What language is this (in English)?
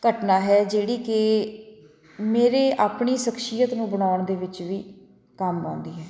Punjabi